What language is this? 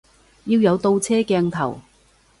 Cantonese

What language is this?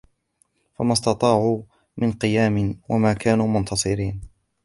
Arabic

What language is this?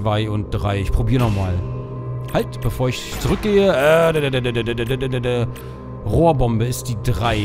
German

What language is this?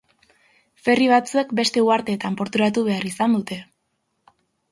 Basque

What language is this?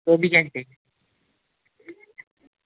Dogri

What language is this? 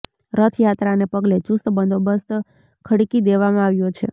Gujarati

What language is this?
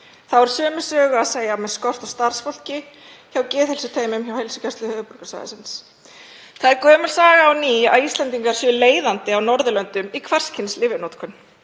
Icelandic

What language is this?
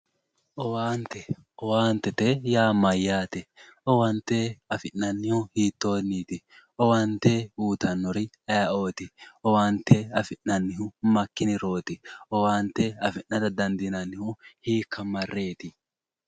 Sidamo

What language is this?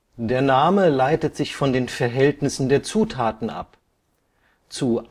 German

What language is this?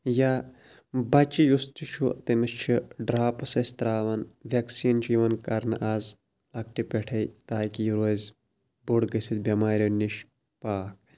Kashmiri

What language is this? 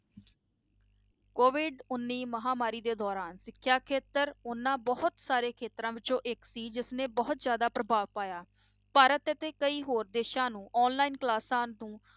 Punjabi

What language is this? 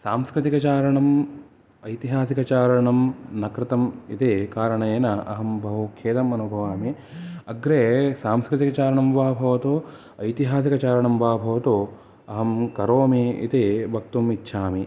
Sanskrit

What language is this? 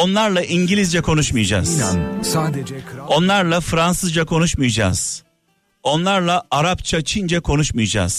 Turkish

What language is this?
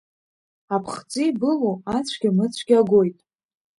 Abkhazian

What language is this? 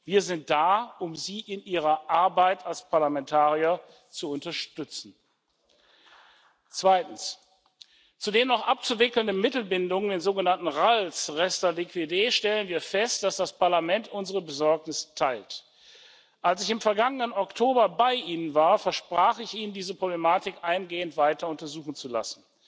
German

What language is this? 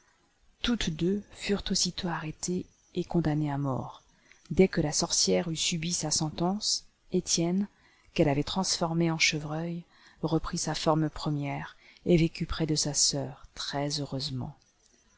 French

